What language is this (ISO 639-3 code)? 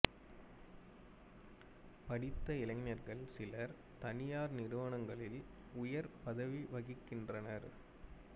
tam